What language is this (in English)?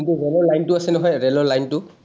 Assamese